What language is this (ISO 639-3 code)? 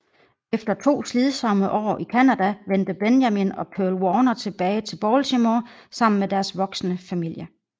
dan